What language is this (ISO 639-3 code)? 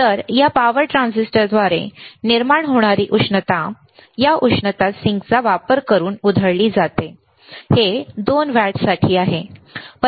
mar